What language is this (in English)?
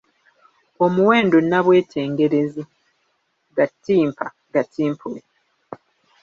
Ganda